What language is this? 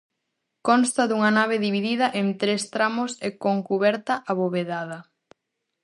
Galician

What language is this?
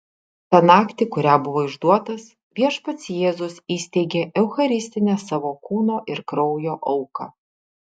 Lithuanian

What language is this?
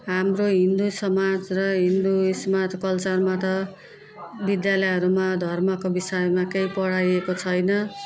Nepali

